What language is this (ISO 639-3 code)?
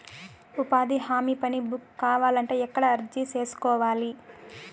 tel